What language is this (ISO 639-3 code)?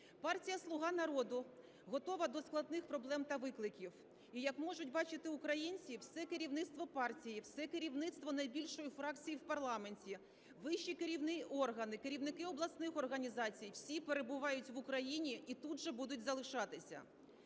ukr